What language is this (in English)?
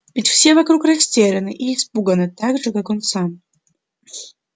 Russian